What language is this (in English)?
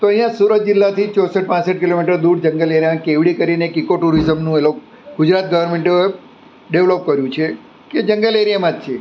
Gujarati